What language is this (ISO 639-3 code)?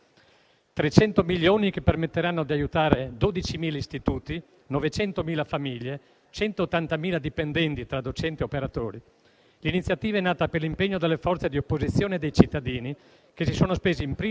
ita